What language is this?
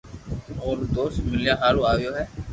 Loarki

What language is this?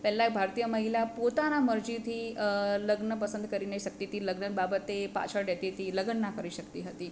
Gujarati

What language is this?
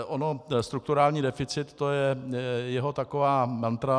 Czech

